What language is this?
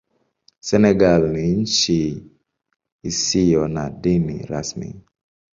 Swahili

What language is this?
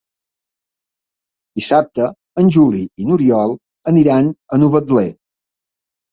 Catalan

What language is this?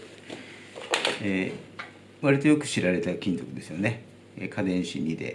Japanese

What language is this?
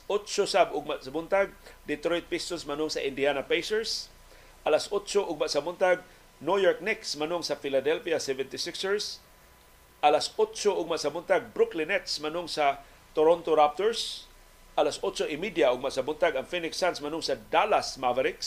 Filipino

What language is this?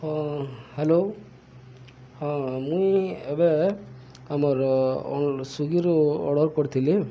Odia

